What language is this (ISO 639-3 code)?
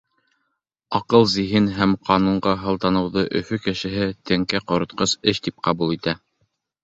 bak